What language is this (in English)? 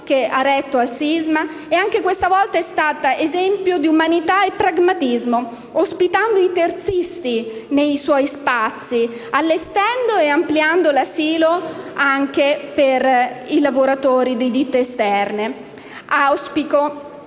Italian